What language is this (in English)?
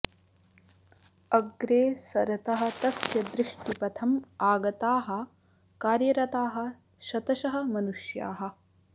Sanskrit